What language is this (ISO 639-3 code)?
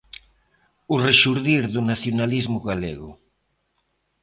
glg